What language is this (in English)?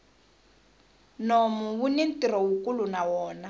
Tsonga